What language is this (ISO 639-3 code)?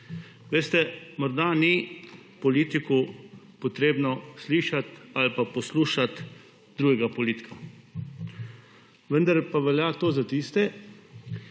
slv